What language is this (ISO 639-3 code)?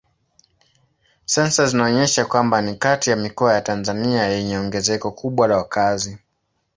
swa